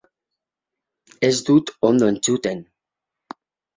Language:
Basque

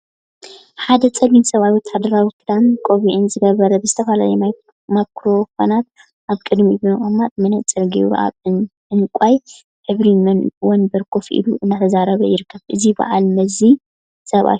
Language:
Tigrinya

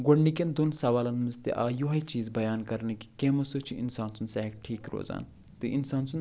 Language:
Kashmiri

